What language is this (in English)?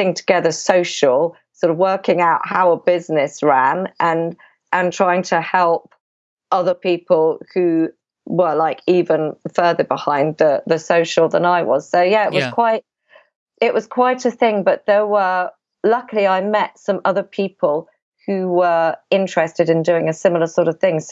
English